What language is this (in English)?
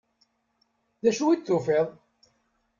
Kabyle